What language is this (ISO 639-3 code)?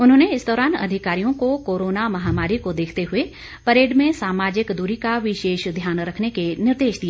hin